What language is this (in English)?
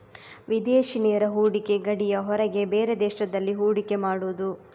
Kannada